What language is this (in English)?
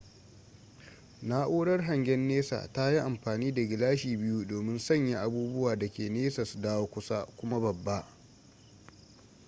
Hausa